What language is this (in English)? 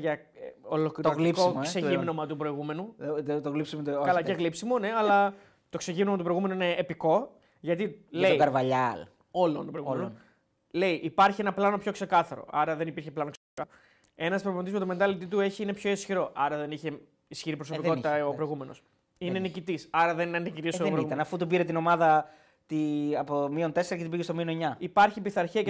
Greek